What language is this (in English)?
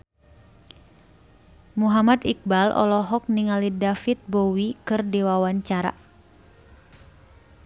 Sundanese